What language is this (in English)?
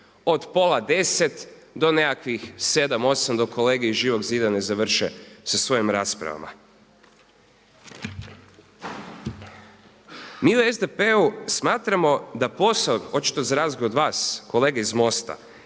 Croatian